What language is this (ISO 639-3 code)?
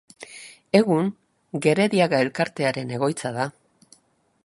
eus